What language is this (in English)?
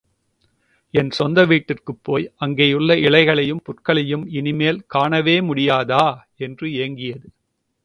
Tamil